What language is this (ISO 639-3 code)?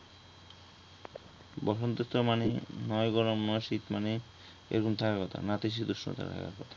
ben